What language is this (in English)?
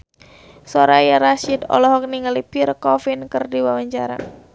Sundanese